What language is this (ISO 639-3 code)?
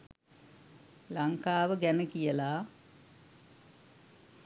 sin